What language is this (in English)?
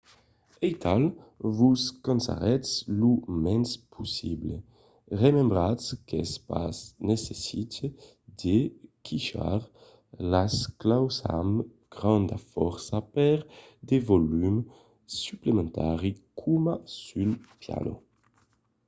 Occitan